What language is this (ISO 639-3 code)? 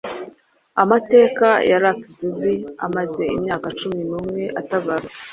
kin